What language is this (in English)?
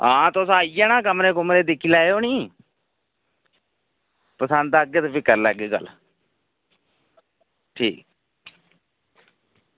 Dogri